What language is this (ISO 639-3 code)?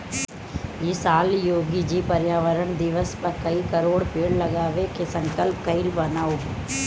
bho